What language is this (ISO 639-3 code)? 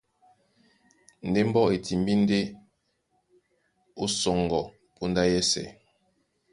dua